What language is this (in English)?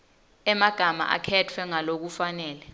Swati